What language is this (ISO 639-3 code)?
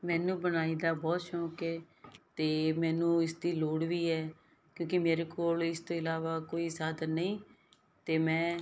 pan